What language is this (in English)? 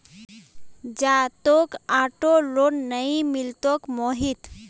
Magahi